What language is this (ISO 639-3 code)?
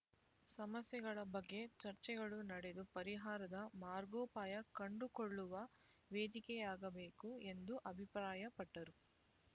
kan